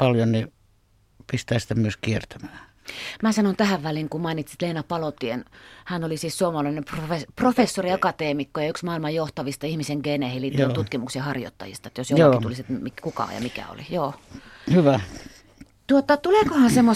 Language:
Finnish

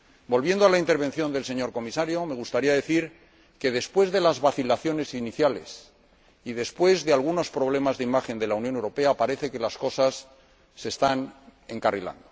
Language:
Spanish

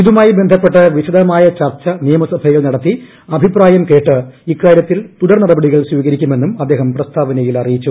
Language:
Malayalam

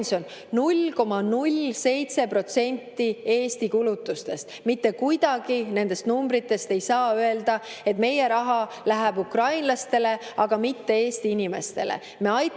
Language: Estonian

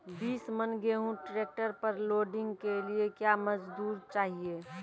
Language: Maithili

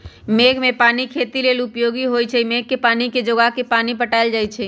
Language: Magahi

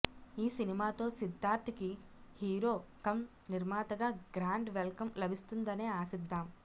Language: Telugu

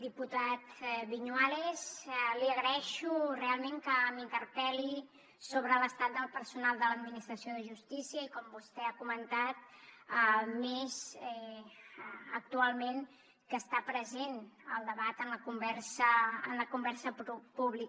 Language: Catalan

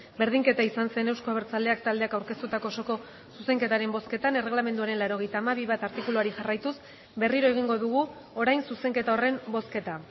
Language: Basque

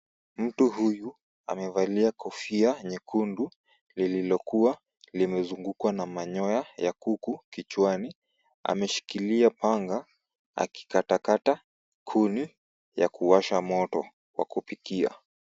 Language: Swahili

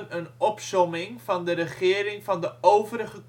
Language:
Dutch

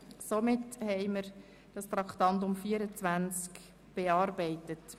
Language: Swiss German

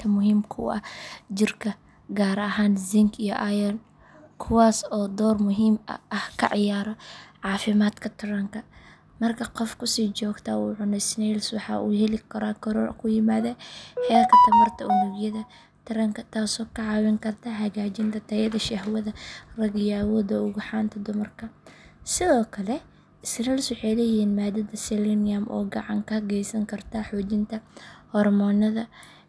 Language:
Somali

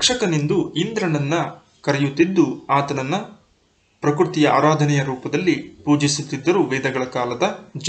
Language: Kannada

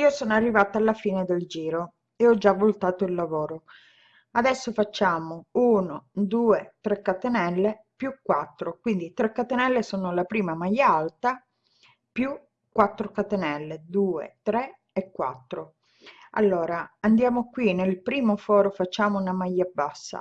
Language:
Italian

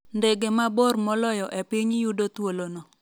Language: Luo (Kenya and Tanzania)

